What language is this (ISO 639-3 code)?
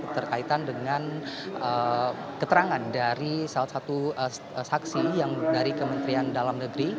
ind